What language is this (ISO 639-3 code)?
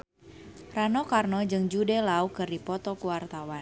sun